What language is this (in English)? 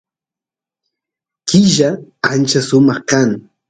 Santiago del Estero Quichua